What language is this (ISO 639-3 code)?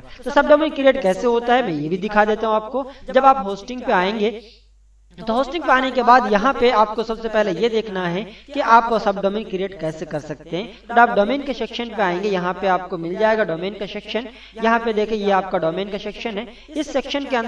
hin